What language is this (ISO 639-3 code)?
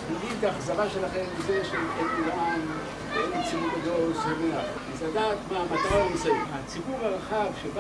heb